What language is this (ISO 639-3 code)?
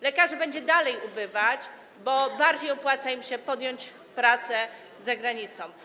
pol